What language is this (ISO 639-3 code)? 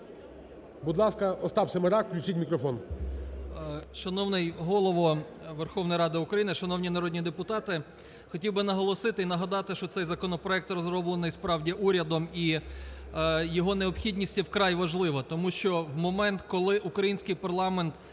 ukr